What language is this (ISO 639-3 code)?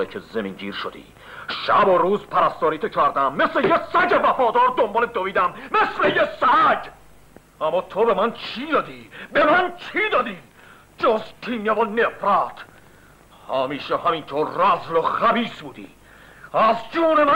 fas